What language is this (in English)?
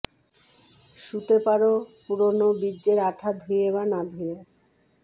Bangla